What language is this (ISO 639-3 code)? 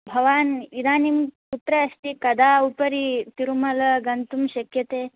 san